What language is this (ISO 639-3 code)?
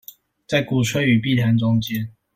zho